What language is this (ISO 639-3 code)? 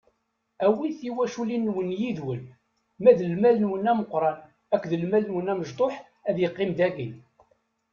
kab